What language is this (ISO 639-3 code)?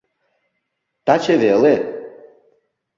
chm